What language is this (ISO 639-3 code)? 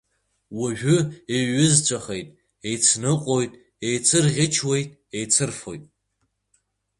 abk